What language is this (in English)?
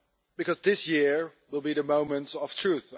English